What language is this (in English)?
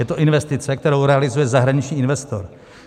Czech